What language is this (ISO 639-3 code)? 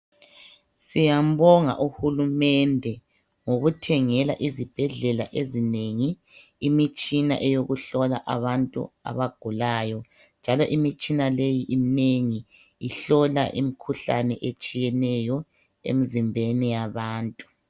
nde